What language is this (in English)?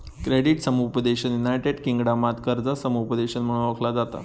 Marathi